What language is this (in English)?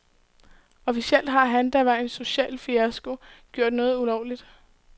Danish